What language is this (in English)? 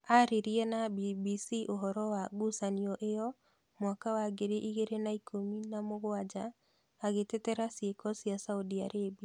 Kikuyu